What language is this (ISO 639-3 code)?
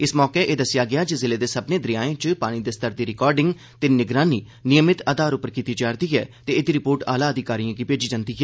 doi